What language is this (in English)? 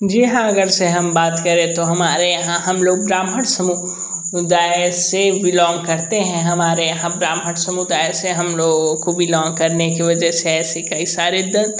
Hindi